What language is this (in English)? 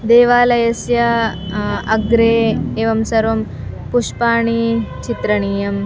Sanskrit